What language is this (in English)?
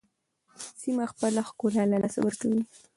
Pashto